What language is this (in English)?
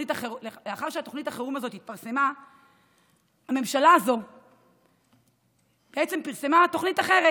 Hebrew